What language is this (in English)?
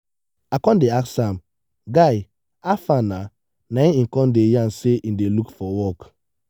Nigerian Pidgin